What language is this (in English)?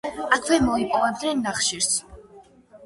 Georgian